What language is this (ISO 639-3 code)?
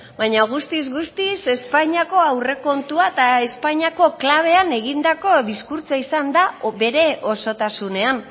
eus